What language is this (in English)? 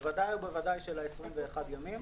Hebrew